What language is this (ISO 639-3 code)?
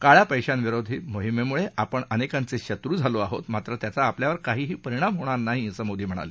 mar